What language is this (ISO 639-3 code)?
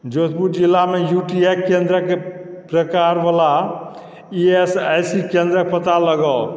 mai